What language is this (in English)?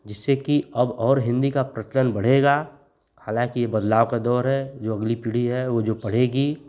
Hindi